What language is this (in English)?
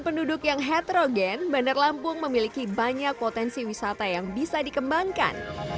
Indonesian